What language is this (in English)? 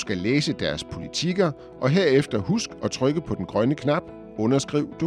Danish